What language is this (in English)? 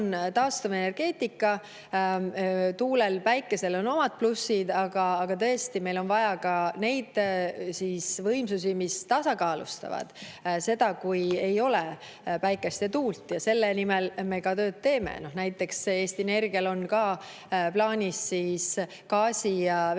Estonian